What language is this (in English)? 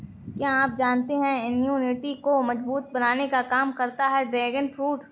Hindi